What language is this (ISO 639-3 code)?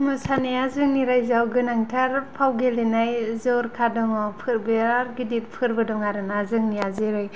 brx